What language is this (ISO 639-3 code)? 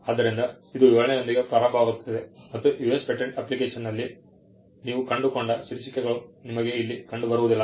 kan